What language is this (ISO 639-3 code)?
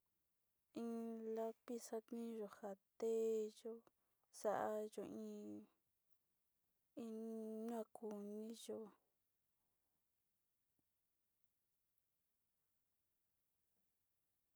xti